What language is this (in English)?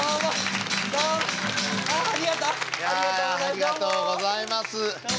Japanese